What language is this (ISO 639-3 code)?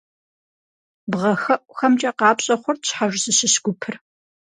kbd